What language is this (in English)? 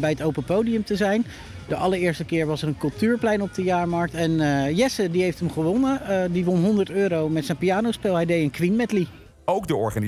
Dutch